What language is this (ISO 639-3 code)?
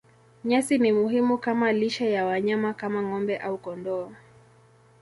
swa